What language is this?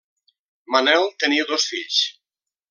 Catalan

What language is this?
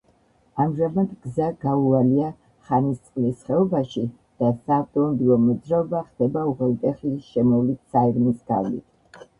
Georgian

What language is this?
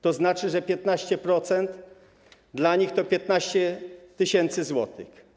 Polish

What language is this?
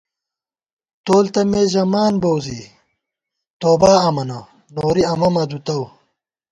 Gawar-Bati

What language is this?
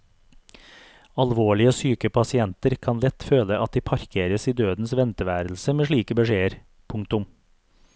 Norwegian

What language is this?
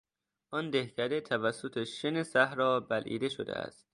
Persian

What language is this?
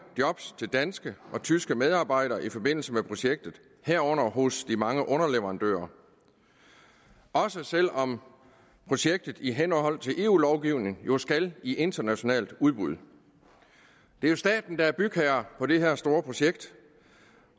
Danish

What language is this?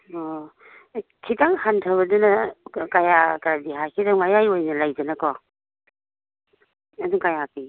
Manipuri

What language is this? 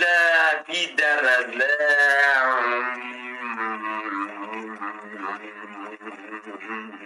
Turkish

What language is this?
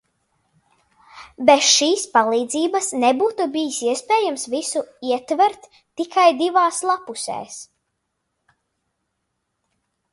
Latvian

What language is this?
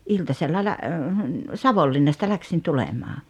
Finnish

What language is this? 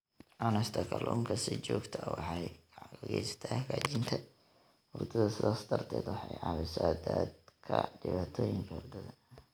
Somali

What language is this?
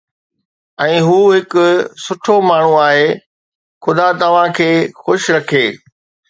Sindhi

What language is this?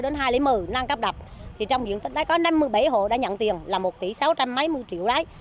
Vietnamese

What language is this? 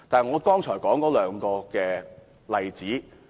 Cantonese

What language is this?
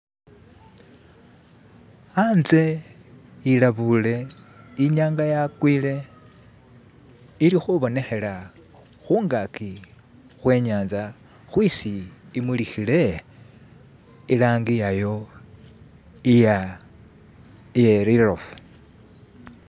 Masaaba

